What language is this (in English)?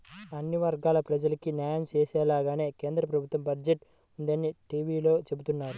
Telugu